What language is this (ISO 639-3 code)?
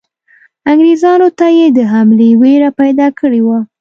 pus